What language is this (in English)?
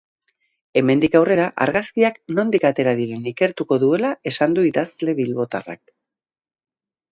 Basque